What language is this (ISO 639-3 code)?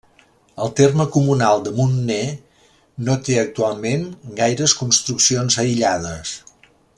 cat